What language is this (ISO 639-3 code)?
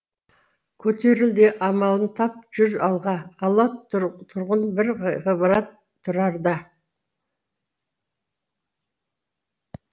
kaz